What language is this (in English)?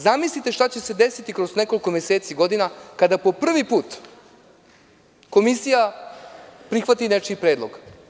Serbian